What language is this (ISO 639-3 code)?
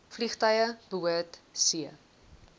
afr